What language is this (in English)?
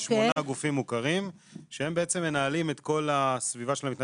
Hebrew